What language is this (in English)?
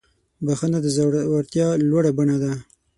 Pashto